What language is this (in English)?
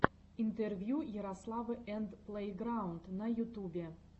Russian